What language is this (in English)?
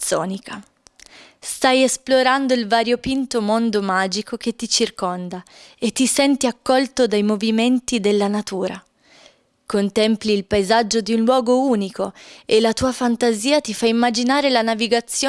Italian